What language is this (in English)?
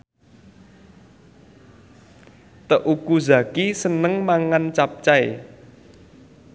Javanese